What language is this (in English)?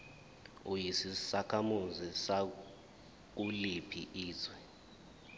Zulu